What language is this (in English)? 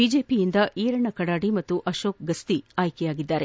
Kannada